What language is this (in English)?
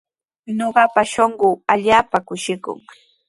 Sihuas Ancash Quechua